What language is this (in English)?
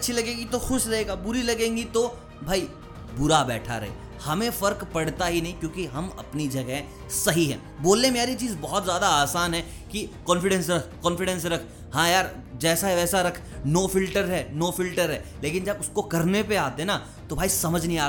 Hindi